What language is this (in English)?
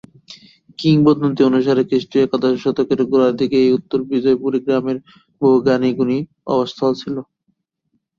Bangla